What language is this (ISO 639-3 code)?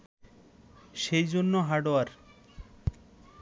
ben